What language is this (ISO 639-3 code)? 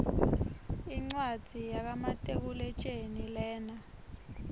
ssw